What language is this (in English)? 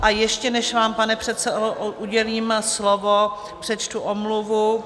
Czech